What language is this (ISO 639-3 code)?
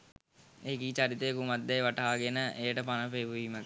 sin